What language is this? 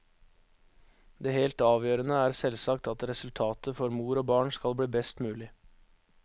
Norwegian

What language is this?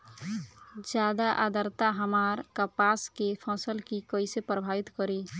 Bhojpuri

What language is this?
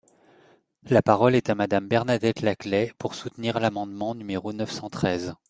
French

